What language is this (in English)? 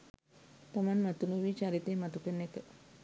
Sinhala